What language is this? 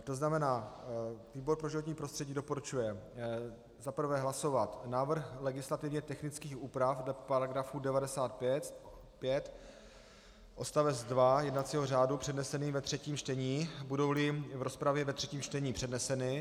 Czech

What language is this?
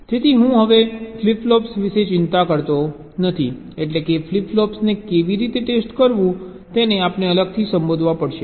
Gujarati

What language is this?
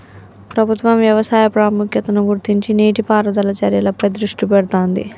Telugu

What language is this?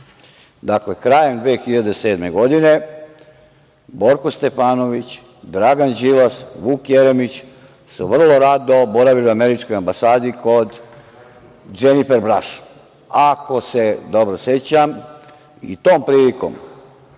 Serbian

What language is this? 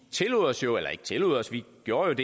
Danish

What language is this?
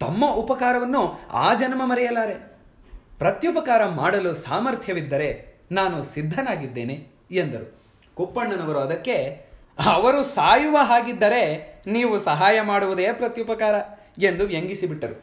Kannada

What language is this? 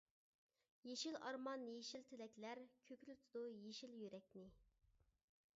Uyghur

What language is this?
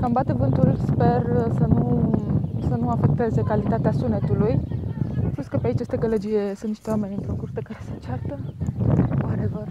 Romanian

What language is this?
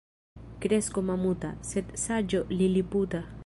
Esperanto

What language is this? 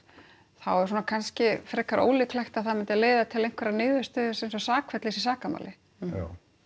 Icelandic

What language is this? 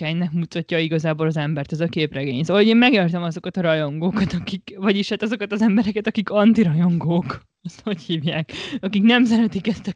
Hungarian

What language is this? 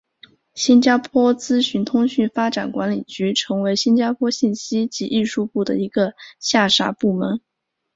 Chinese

